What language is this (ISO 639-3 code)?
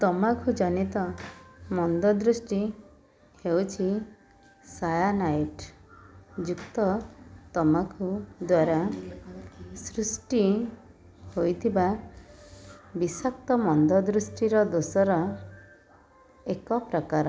ori